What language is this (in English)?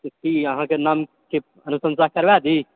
Maithili